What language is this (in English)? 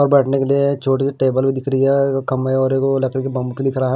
Hindi